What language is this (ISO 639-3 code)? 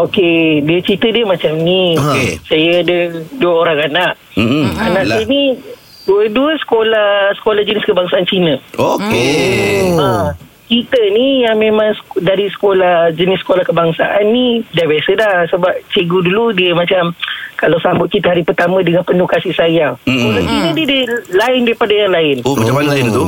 msa